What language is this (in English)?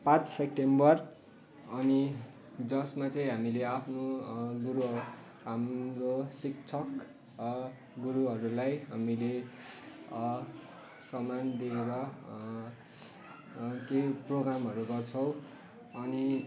Nepali